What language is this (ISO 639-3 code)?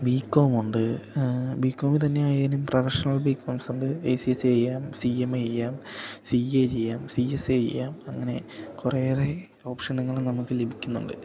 mal